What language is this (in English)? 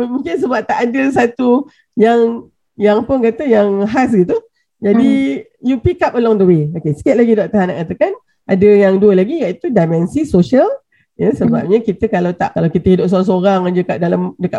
Malay